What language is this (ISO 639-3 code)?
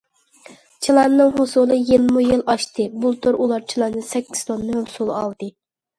uig